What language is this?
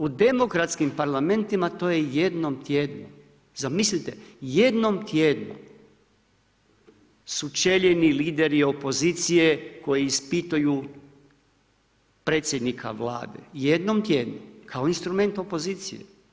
Croatian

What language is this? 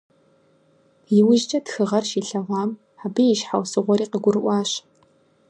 Kabardian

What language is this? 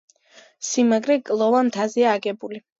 Georgian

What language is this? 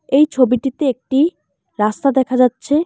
Bangla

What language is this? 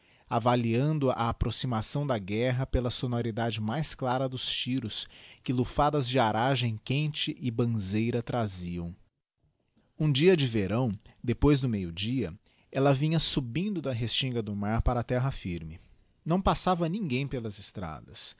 Portuguese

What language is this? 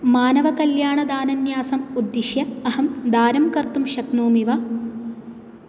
Sanskrit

